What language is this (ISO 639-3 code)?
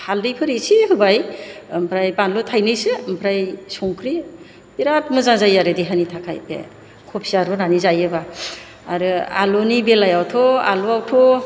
brx